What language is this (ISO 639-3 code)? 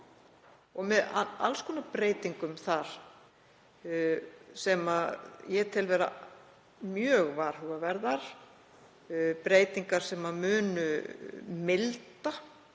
isl